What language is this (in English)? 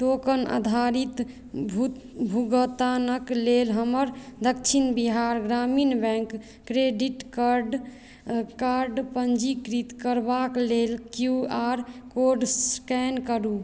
Maithili